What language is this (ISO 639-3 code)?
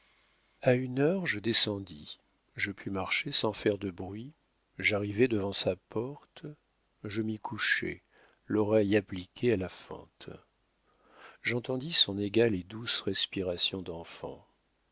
fra